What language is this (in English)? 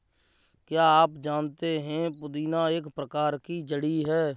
Hindi